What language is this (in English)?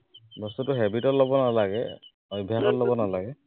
Assamese